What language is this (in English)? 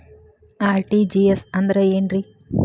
Kannada